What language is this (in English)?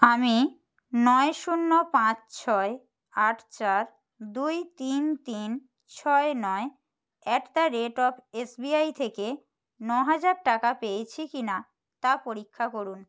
Bangla